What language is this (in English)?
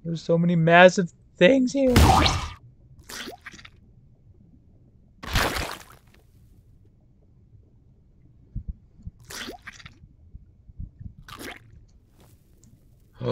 English